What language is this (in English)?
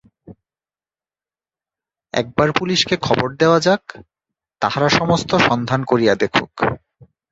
Bangla